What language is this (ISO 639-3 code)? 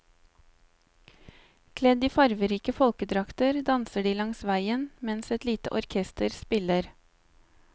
nor